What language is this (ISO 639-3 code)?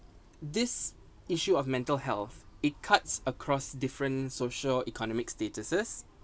eng